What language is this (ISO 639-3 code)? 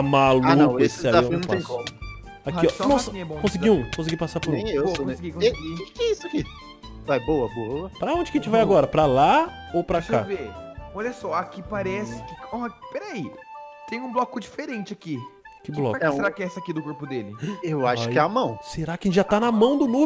por